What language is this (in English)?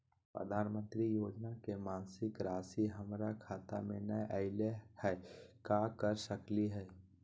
Magahi